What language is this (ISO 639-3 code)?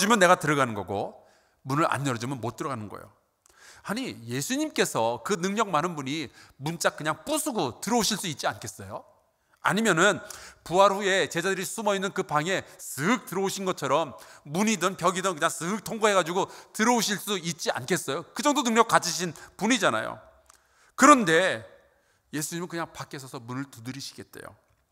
kor